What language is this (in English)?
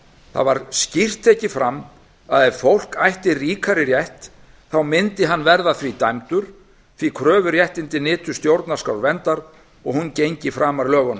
Icelandic